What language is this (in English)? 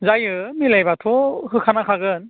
Bodo